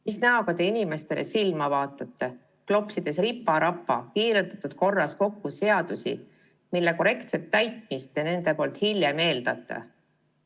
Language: Estonian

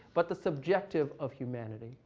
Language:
English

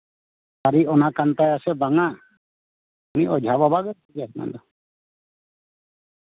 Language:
Santali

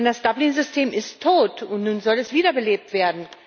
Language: German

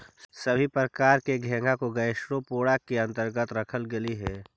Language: Magahi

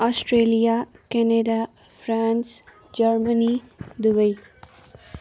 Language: Nepali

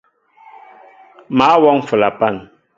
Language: Mbo (Cameroon)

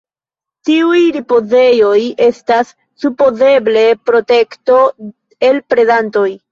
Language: Esperanto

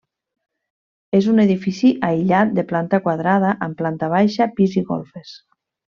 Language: Catalan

